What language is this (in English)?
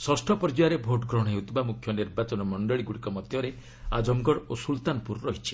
Odia